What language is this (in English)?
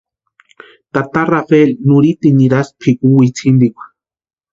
Western Highland Purepecha